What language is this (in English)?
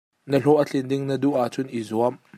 Hakha Chin